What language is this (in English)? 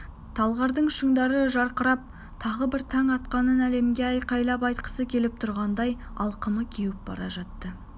Kazakh